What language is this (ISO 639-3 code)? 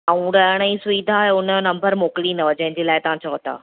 snd